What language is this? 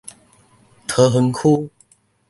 Min Nan Chinese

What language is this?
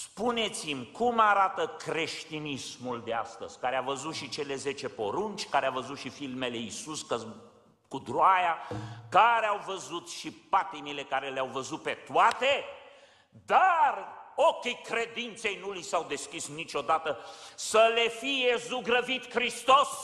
Romanian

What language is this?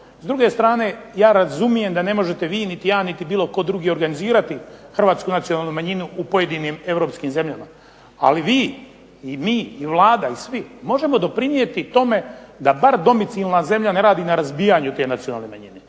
Croatian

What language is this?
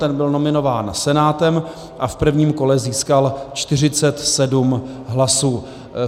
Czech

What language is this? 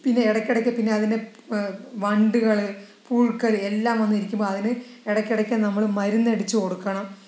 Malayalam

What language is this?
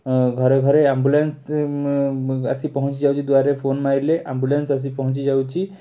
Odia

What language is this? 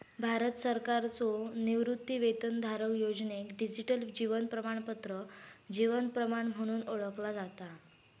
Marathi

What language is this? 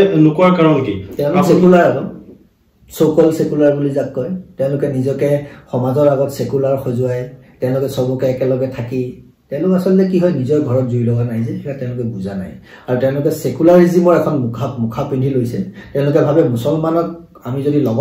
English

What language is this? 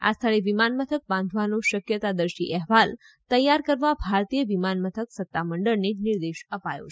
Gujarati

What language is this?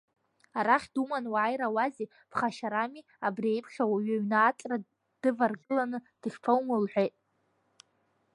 Abkhazian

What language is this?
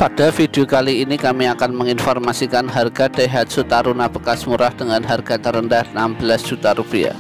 Indonesian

